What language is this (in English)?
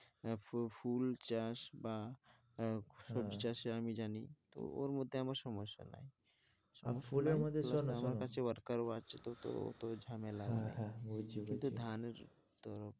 Bangla